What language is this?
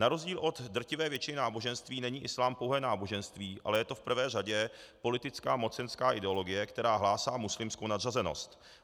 Czech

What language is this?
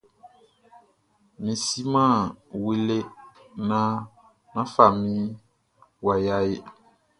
Baoulé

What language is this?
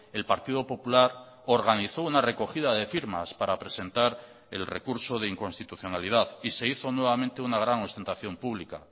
Spanish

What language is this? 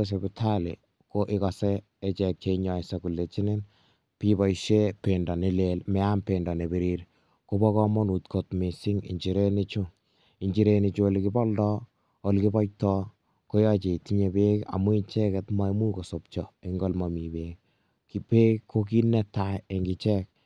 Kalenjin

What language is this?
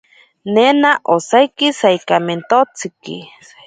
Ashéninka Perené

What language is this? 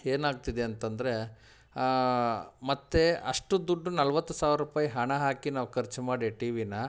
Kannada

